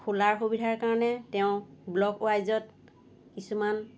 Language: Assamese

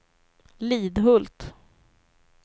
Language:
Swedish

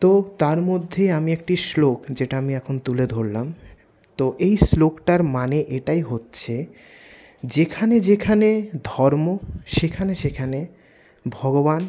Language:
Bangla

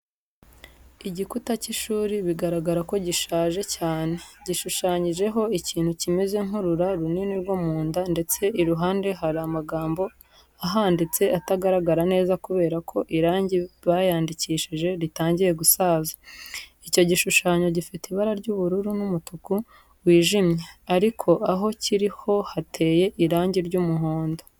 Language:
Kinyarwanda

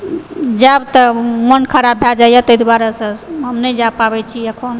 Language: Maithili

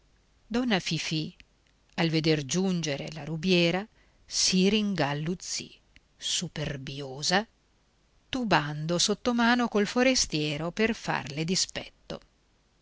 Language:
Italian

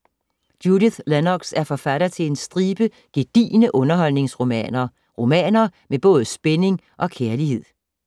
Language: Danish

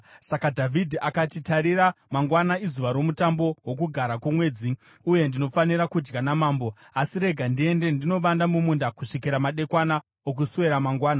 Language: Shona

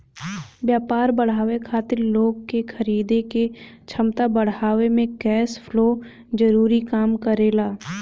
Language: Bhojpuri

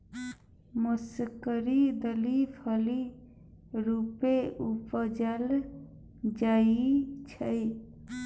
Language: Maithili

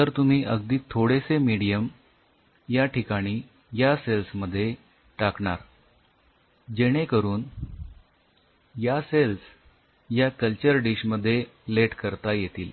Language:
Marathi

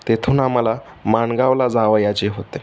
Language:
Marathi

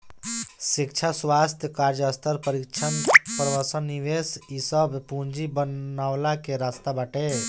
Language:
Bhojpuri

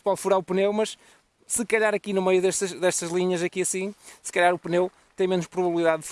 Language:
Portuguese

